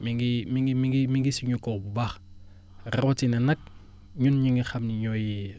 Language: Wolof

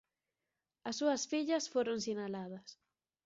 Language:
Galician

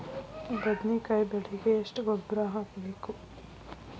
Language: Kannada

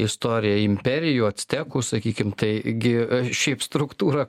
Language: Lithuanian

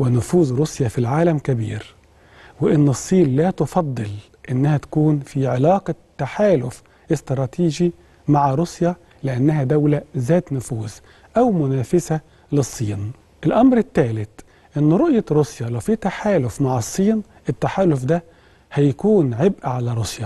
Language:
Arabic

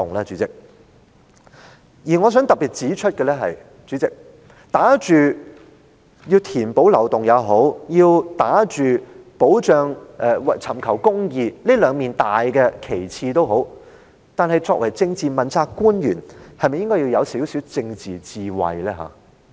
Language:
Cantonese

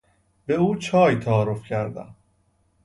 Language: Persian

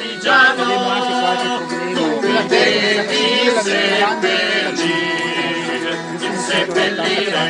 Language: Italian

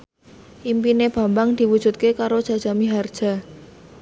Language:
Javanese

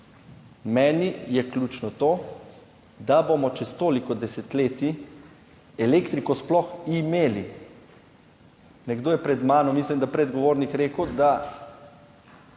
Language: Slovenian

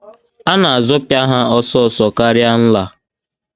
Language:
Igbo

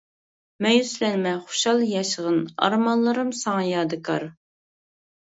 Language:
Uyghur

